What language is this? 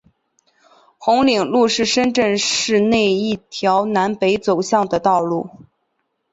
Chinese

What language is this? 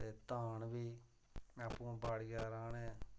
Dogri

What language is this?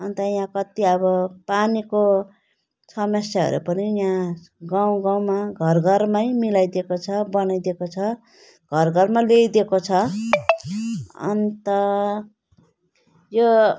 Nepali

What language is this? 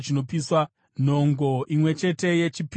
Shona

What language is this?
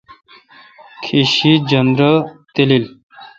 Kalkoti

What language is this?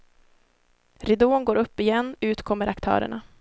Swedish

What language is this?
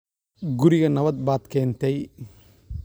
Somali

